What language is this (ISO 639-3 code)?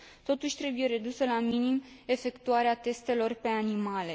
ron